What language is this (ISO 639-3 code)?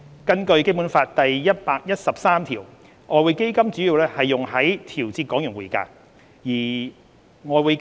yue